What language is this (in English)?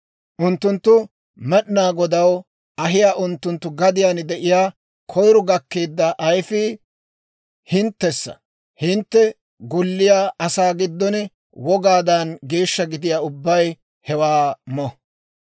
Dawro